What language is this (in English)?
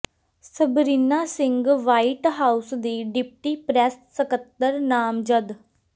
Punjabi